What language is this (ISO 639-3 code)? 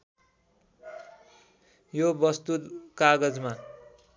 nep